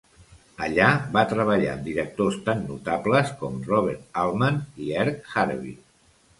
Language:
Catalan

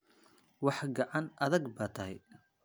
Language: Somali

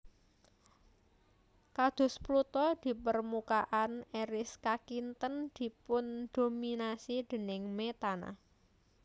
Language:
Javanese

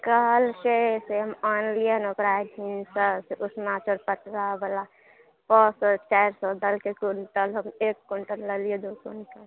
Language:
Maithili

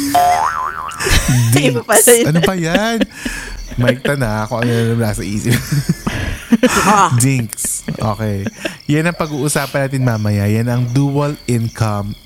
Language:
Filipino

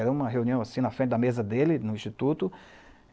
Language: Portuguese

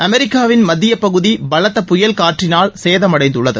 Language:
Tamil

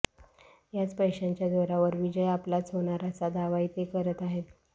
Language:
Marathi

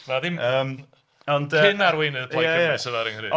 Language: Welsh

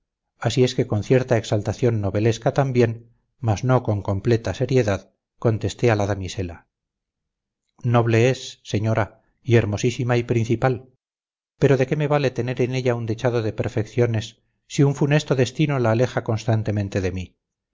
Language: Spanish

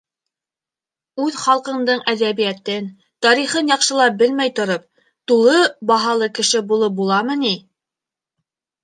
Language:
Bashkir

